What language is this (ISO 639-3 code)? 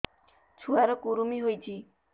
ori